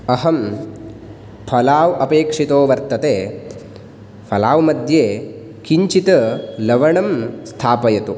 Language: Sanskrit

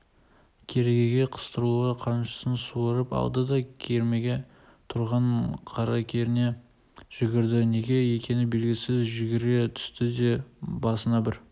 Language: Kazakh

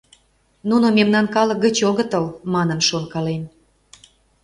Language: Mari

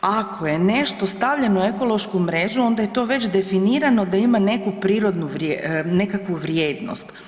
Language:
Croatian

